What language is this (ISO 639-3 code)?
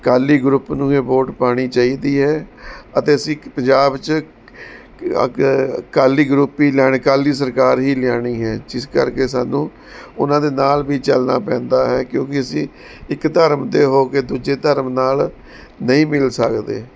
pan